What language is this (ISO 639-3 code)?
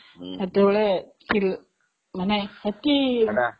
ori